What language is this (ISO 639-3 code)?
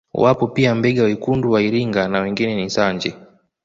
swa